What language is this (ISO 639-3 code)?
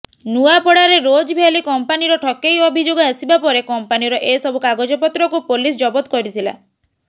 ori